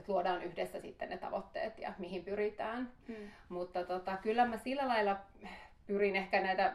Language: Finnish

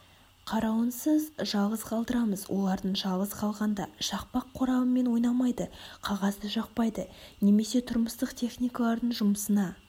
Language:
Kazakh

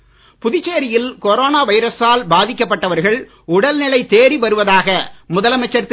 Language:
Tamil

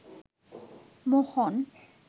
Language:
Bangla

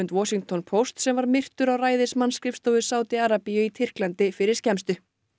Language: Icelandic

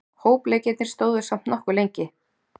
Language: Icelandic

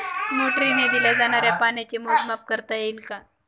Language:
Marathi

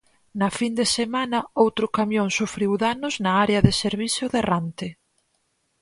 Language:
Galician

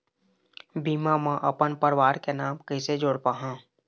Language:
Chhattisgarhi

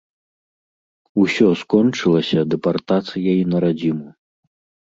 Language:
Belarusian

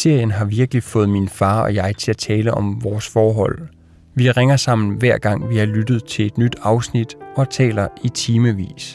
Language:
Danish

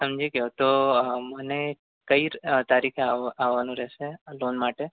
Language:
Gujarati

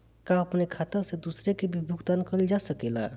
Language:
Bhojpuri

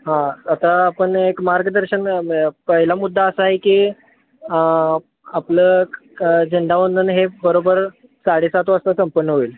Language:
Marathi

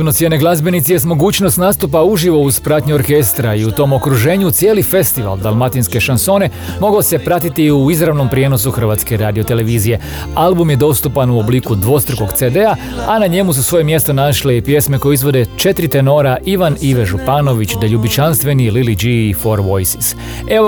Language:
Croatian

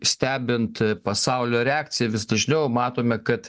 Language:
Lithuanian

